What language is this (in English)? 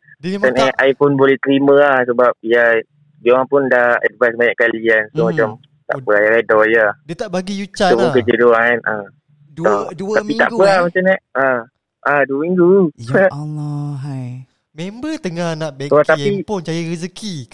Malay